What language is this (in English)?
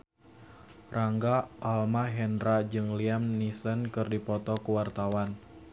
Sundanese